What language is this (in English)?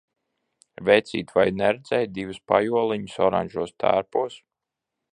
Latvian